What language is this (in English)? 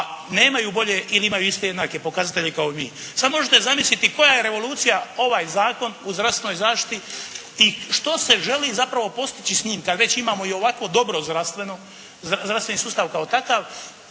Croatian